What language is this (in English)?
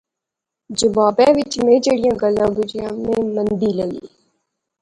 Pahari-Potwari